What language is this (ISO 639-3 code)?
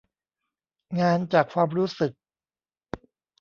tha